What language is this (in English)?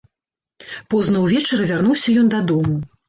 Belarusian